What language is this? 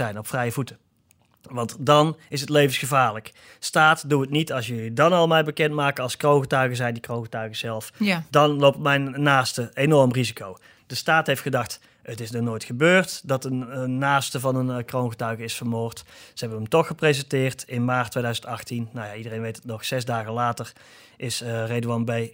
Dutch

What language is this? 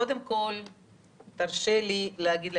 Hebrew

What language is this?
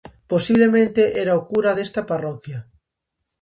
Galician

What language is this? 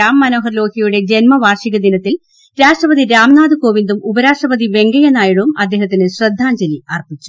Malayalam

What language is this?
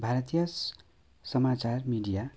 Nepali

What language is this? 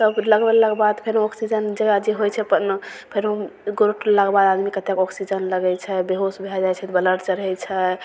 Maithili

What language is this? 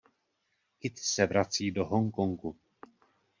Czech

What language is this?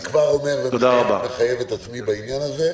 Hebrew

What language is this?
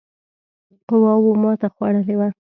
Pashto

